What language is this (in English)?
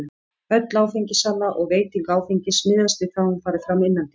Icelandic